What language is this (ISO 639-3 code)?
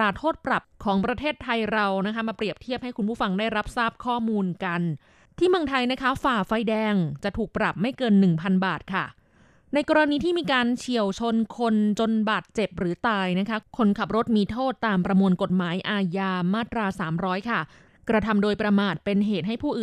tha